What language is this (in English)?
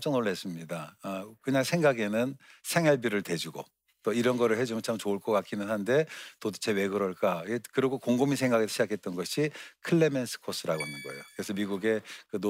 Korean